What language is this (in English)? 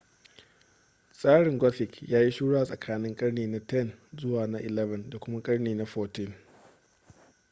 Hausa